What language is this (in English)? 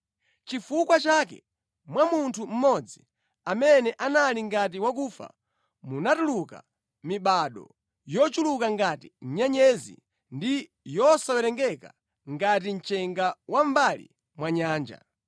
Nyanja